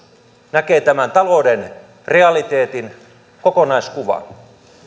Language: Finnish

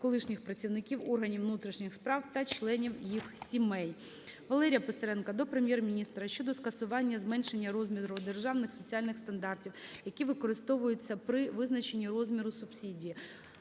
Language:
Ukrainian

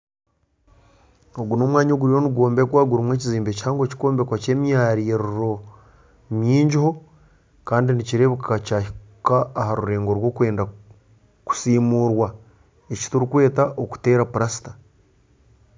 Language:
Nyankole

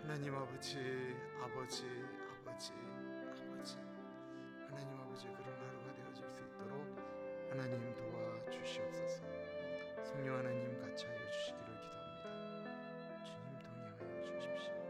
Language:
Korean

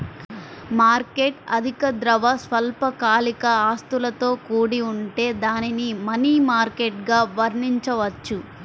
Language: Telugu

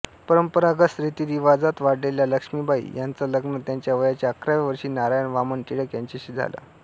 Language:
Marathi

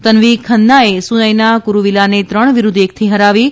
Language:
Gujarati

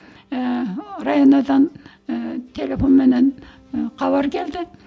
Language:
Kazakh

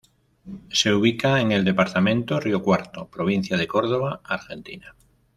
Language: Spanish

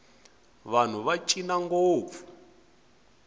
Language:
Tsonga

